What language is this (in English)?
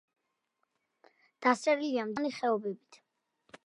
Georgian